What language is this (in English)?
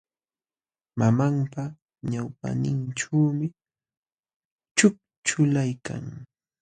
Jauja Wanca Quechua